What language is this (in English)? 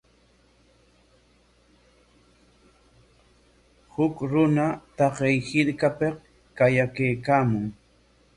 Corongo Ancash Quechua